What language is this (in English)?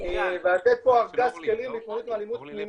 Hebrew